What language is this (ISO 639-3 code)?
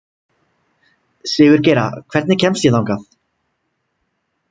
isl